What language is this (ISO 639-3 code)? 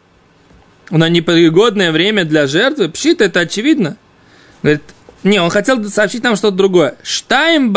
rus